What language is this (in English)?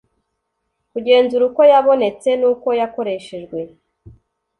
Kinyarwanda